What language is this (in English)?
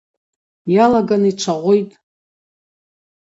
Abaza